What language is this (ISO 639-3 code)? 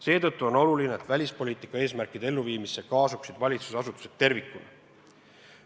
est